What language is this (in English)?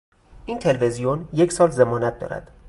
Persian